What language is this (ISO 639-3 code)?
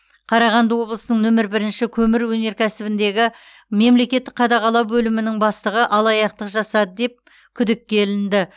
kaz